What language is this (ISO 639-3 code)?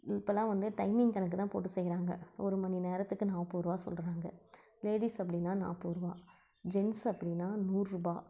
tam